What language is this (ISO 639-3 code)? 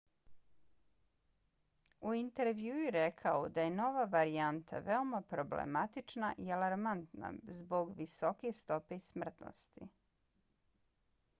bos